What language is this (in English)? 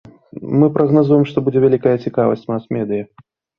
Belarusian